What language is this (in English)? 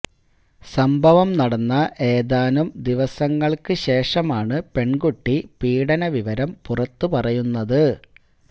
Malayalam